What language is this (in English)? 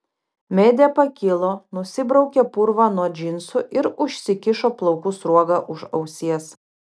Lithuanian